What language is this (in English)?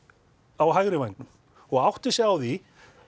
Icelandic